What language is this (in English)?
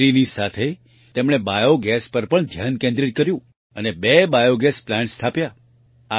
Gujarati